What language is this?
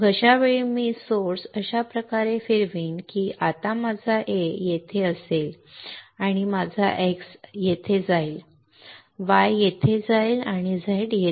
Marathi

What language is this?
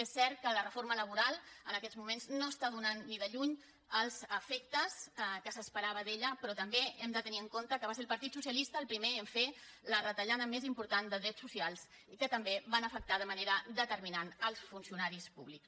Catalan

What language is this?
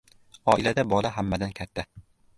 Uzbek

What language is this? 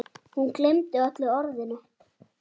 Icelandic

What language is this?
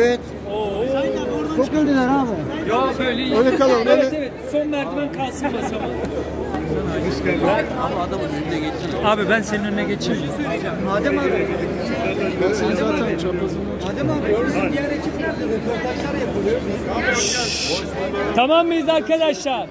Turkish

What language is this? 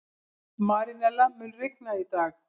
Icelandic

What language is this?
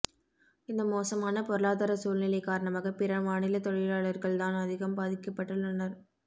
Tamil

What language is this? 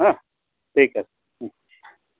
Assamese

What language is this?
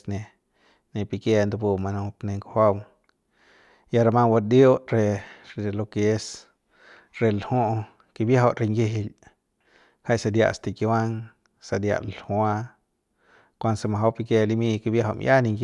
Central Pame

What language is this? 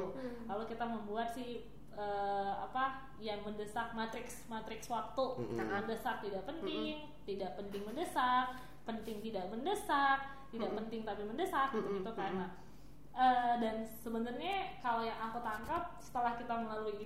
Indonesian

